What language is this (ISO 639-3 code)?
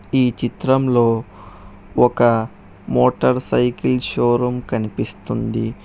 tel